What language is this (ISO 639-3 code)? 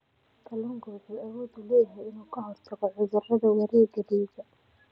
som